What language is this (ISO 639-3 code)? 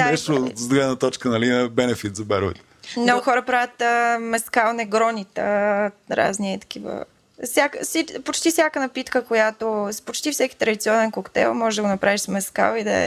bul